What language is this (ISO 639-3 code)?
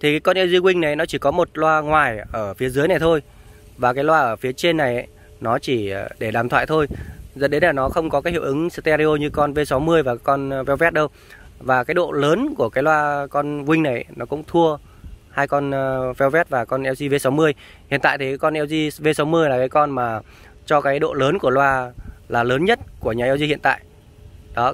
vie